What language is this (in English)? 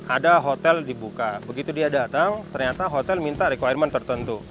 Indonesian